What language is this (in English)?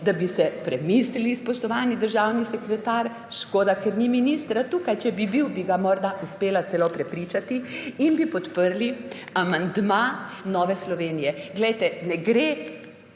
Slovenian